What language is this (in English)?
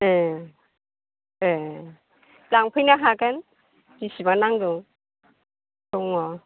Bodo